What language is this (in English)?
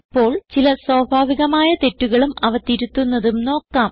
Malayalam